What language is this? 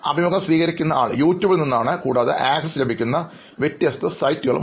Malayalam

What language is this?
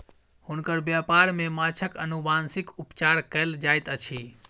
Maithili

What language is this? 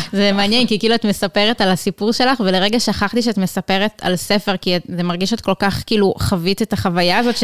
Hebrew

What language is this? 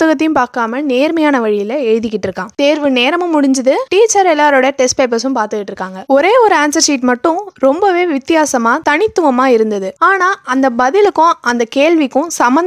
Tamil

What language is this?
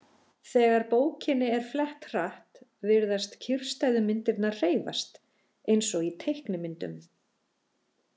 Icelandic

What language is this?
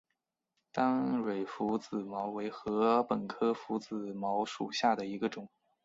Chinese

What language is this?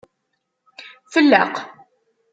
Kabyle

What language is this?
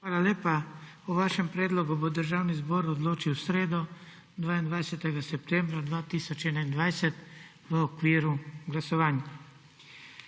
Slovenian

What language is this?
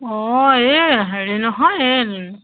Assamese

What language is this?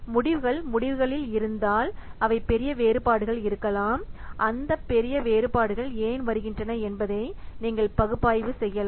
Tamil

